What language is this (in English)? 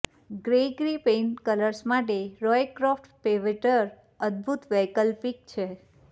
Gujarati